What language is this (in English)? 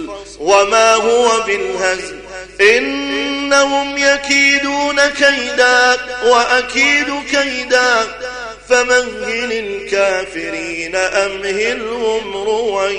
Arabic